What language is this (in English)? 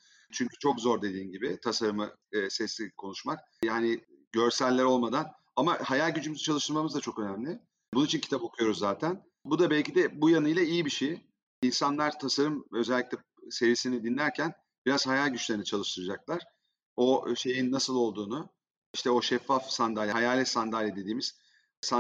Turkish